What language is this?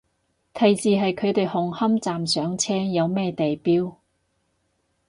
Cantonese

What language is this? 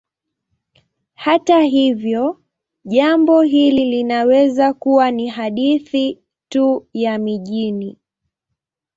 Swahili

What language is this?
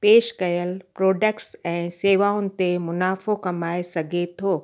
Sindhi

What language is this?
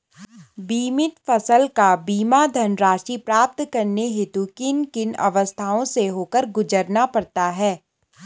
Hindi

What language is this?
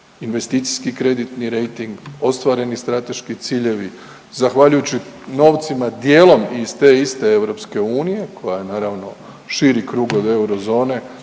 Croatian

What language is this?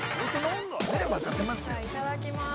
Japanese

